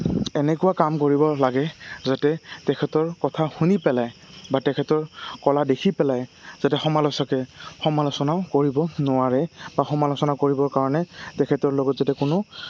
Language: Assamese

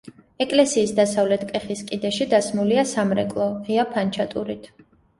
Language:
Georgian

